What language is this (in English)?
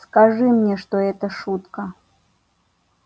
Russian